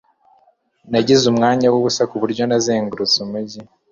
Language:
Kinyarwanda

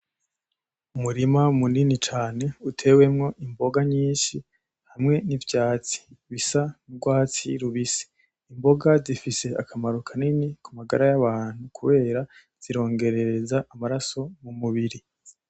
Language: Rundi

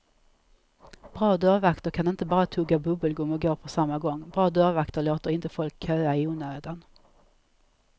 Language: Swedish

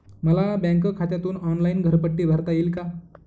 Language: Marathi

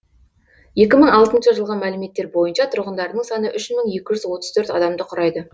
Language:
Kazakh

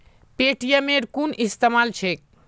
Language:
Magahi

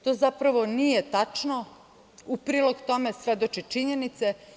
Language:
Serbian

